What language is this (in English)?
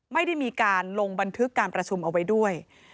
Thai